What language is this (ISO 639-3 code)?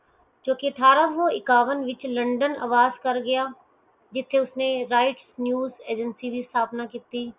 pan